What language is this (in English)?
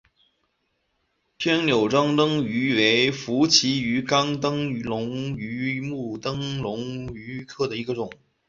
Chinese